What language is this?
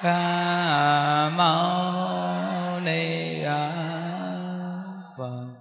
Vietnamese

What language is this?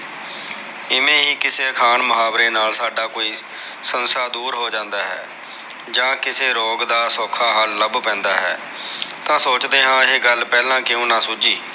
Punjabi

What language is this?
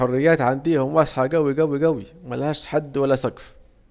Saidi Arabic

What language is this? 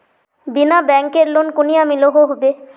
Magahi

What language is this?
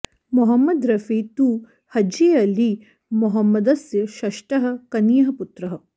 Sanskrit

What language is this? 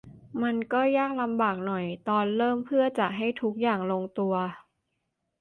Thai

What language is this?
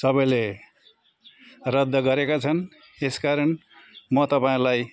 Nepali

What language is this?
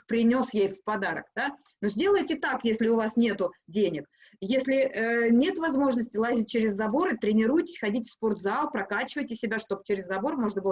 Russian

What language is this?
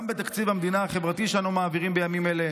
Hebrew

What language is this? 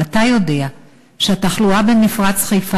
Hebrew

